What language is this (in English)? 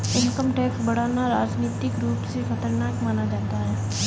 Hindi